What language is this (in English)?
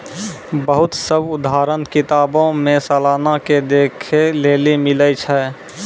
Maithili